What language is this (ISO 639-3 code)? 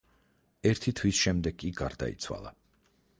kat